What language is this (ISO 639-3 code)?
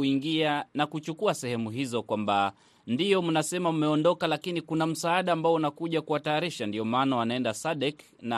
swa